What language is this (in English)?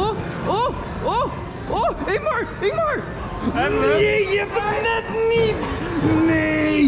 Dutch